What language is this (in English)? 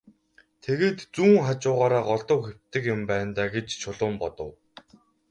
Mongolian